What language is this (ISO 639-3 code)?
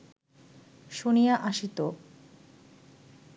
ben